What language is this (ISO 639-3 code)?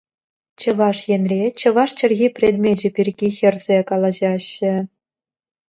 chv